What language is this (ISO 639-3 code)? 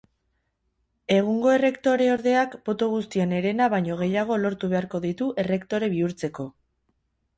eus